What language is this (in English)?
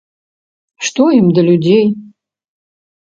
Belarusian